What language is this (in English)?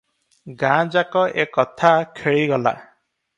Odia